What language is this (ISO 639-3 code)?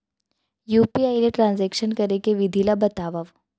hne